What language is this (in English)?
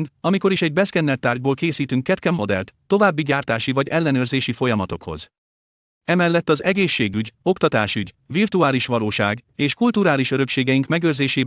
Hungarian